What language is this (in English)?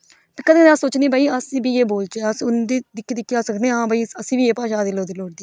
Dogri